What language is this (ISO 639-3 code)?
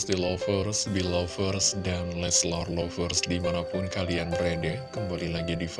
ind